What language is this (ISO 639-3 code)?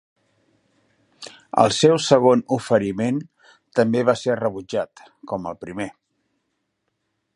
cat